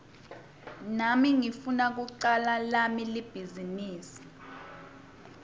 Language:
Swati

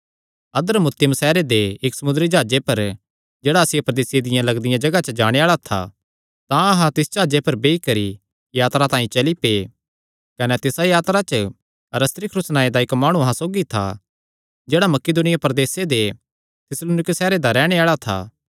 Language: Kangri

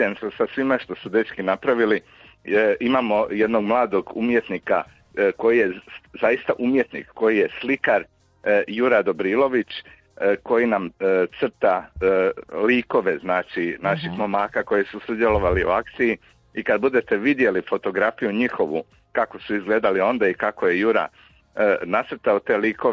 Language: Croatian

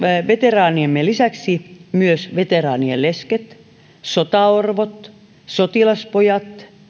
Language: Finnish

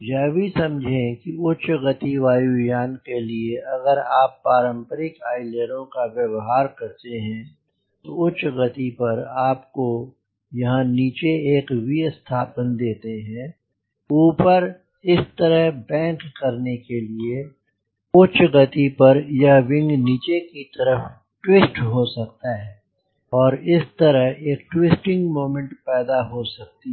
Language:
Hindi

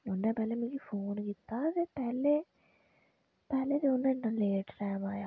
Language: Dogri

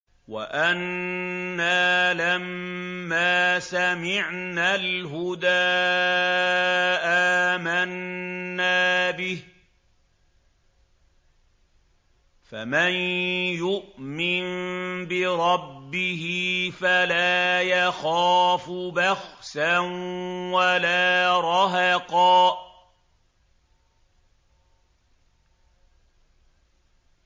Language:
Arabic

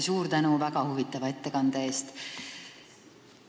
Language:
Estonian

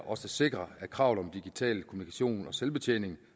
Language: Danish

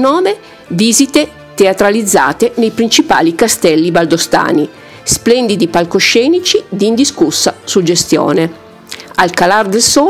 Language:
Italian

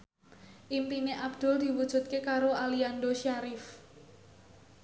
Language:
Javanese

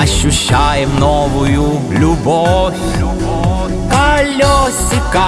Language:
Russian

